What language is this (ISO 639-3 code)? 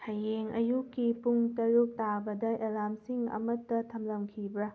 mni